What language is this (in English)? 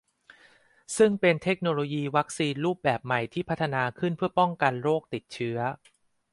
Thai